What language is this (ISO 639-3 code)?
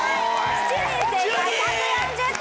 jpn